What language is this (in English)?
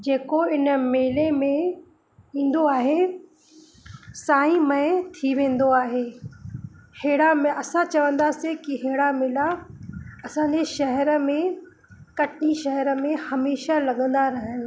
Sindhi